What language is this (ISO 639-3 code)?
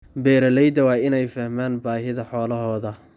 som